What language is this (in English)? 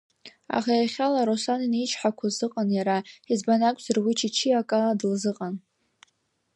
Abkhazian